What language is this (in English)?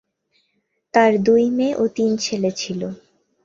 Bangla